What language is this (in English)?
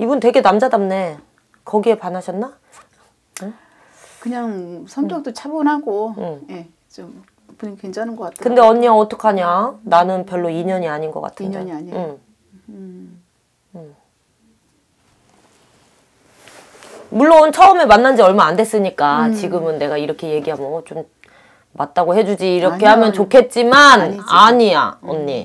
Korean